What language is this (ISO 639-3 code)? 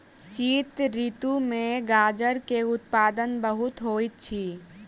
mai